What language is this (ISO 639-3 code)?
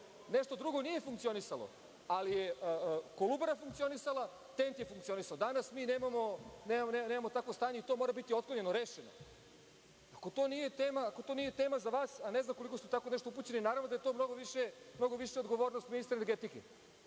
srp